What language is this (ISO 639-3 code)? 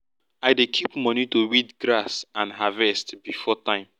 pcm